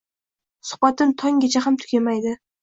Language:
Uzbek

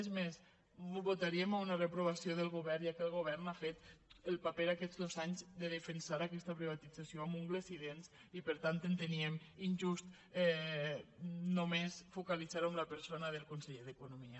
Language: Catalan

